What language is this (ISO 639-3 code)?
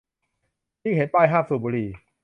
tha